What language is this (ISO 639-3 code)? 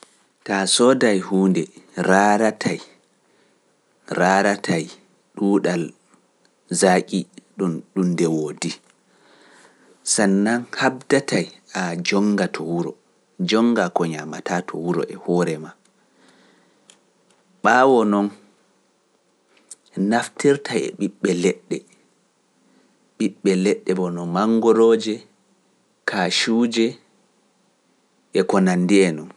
fuf